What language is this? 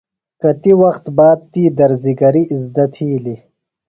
Phalura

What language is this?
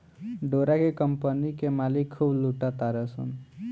Bhojpuri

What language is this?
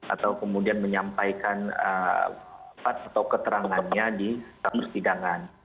Indonesian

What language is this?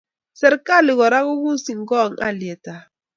Kalenjin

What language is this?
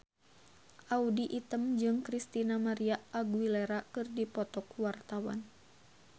Sundanese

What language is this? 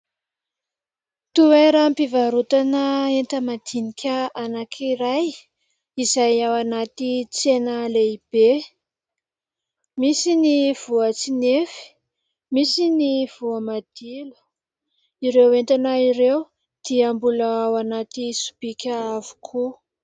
Malagasy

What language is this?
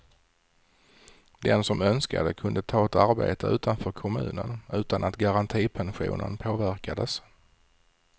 Swedish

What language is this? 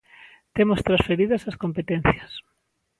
Galician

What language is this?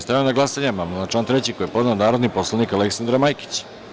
Serbian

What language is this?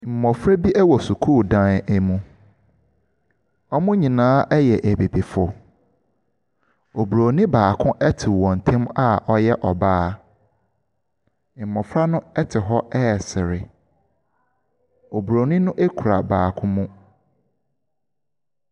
Akan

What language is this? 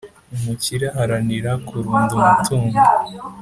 Kinyarwanda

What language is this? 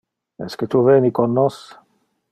Interlingua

